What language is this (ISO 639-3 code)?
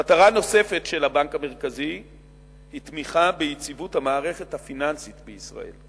heb